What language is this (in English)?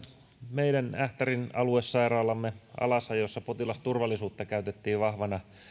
Finnish